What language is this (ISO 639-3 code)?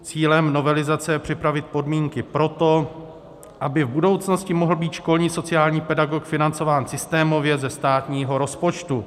ces